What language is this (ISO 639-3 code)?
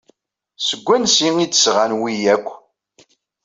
kab